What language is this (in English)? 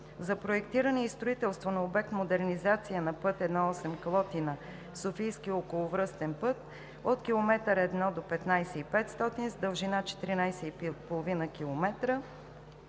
Bulgarian